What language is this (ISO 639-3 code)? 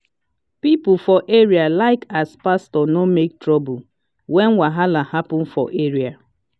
pcm